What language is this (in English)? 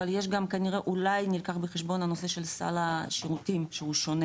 Hebrew